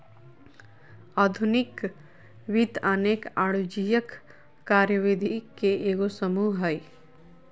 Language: Magahi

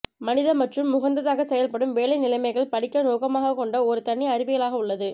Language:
Tamil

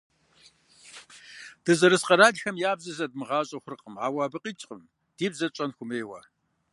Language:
Kabardian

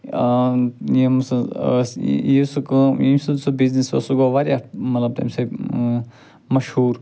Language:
Kashmiri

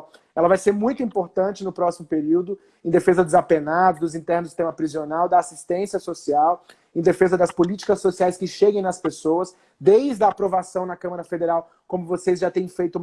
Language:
Portuguese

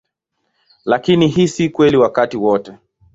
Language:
Swahili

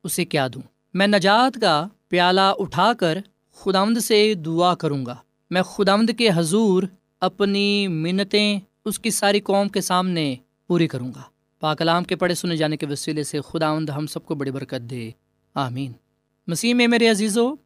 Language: Urdu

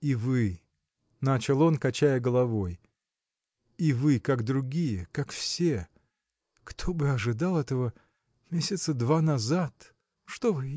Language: Russian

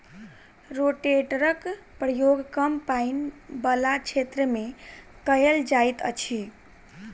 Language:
Maithili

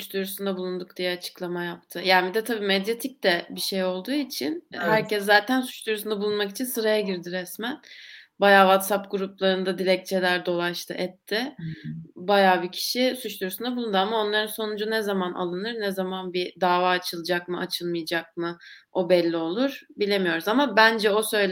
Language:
Turkish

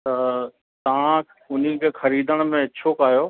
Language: Sindhi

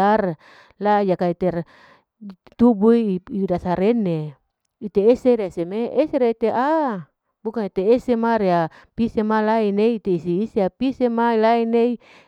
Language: Larike-Wakasihu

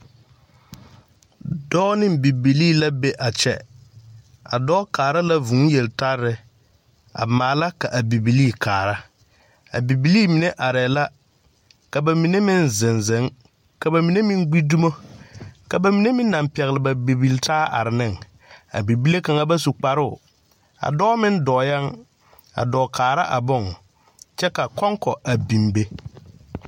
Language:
Southern Dagaare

